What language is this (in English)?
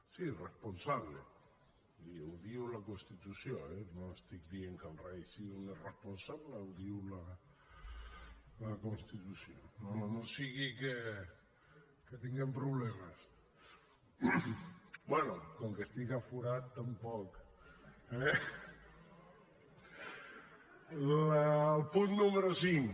Catalan